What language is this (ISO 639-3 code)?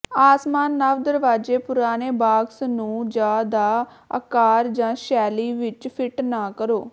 pan